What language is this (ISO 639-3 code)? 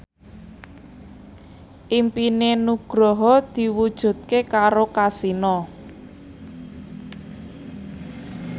jav